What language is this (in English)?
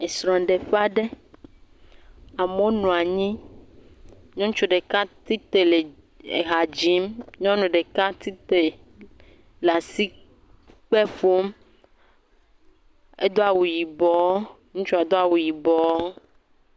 Ewe